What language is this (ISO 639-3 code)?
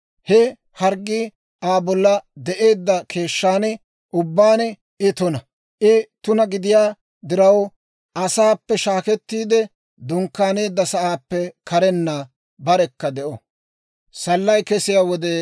dwr